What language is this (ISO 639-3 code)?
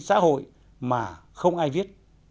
vie